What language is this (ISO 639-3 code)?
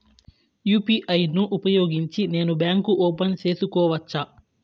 tel